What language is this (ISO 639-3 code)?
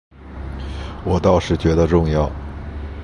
zho